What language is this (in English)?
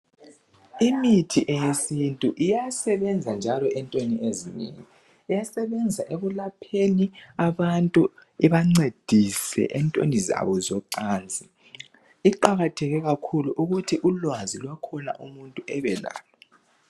North Ndebele